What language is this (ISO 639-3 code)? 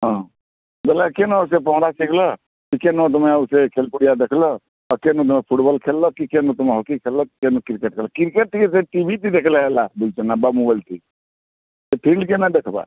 ori